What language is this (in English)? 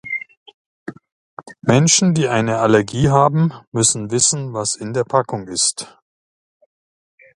German